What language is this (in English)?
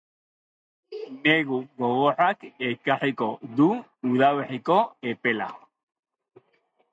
Basque